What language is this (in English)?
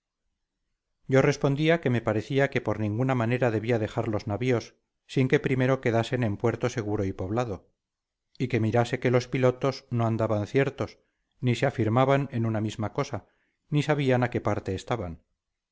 Spanish